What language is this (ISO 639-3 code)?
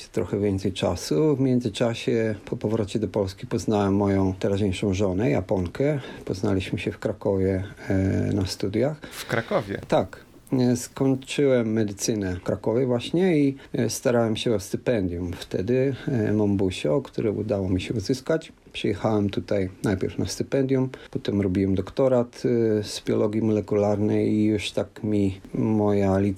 pol